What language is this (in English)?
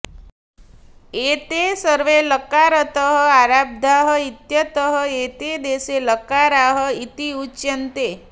Sanskrit